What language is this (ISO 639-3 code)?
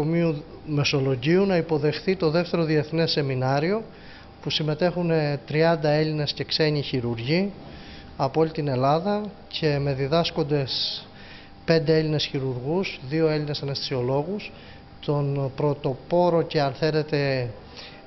ell